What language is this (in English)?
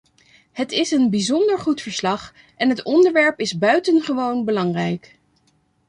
Dutch